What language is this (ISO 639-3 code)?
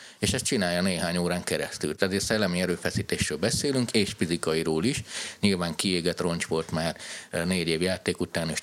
hun